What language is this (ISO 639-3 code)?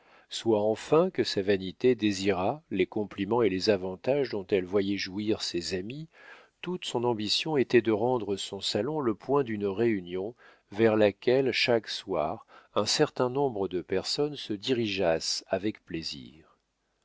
fra